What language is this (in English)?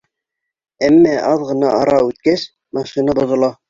Bashkir